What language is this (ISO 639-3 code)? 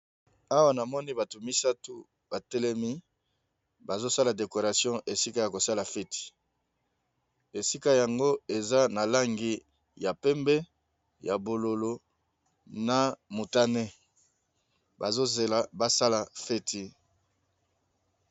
lin